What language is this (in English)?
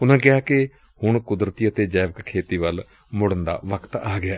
Punjabi